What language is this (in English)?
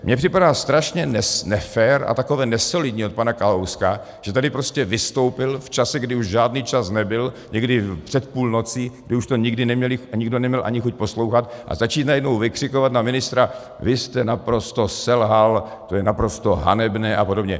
Czech